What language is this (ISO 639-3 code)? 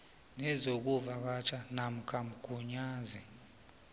nbl